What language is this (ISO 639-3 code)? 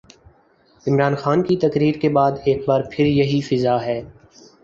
urd